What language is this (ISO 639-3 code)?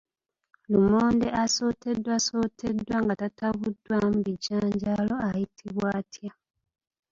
lug